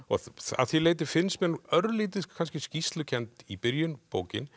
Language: Icelandic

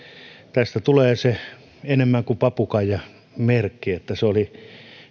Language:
Finnish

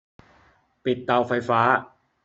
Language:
Thai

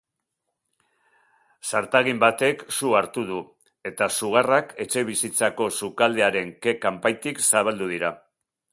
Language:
Basque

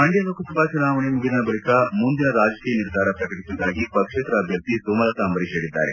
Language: Kannada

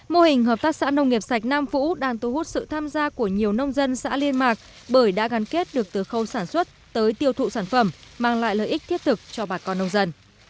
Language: Vietnamese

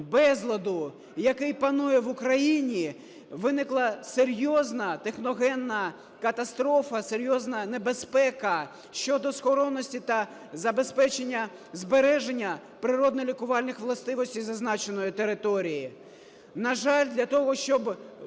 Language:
Ukrainian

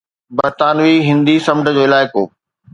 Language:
Sindhi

